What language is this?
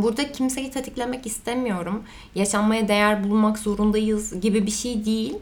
Turkish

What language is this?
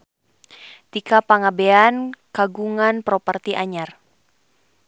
Sundanese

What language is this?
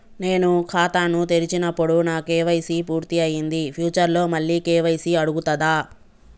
Telugu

